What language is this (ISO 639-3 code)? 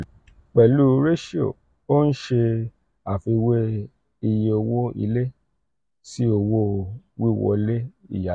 yor